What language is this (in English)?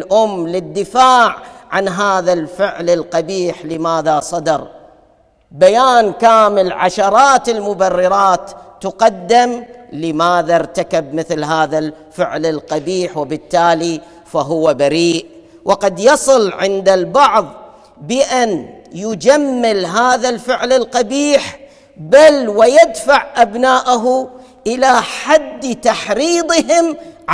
Arabic